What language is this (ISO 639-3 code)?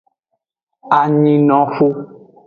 ajg